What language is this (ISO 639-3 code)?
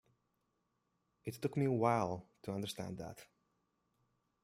eng